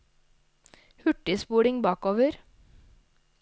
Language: Norwegian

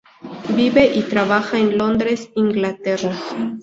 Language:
Spanish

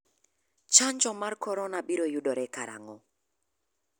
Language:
Luo (Kenya and Tanzania)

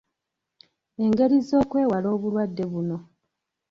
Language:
Ganda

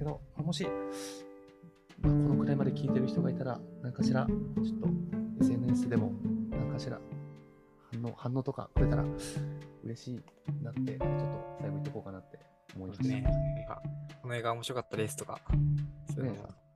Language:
Japanese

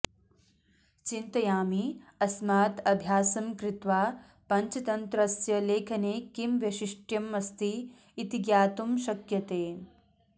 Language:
Sanskrit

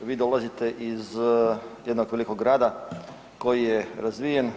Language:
Croatian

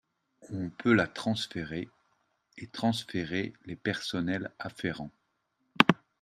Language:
French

